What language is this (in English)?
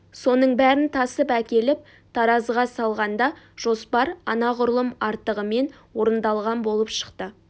Kazakh